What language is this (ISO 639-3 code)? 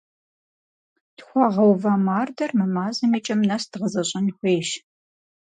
kbd